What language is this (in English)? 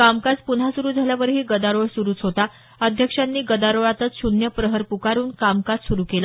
Marathi